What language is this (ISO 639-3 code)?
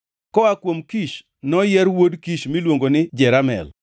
luo